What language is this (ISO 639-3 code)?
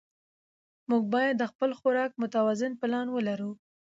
pus